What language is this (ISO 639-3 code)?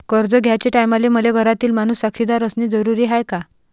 mar